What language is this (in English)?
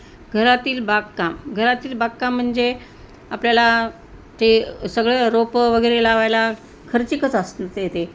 Marathi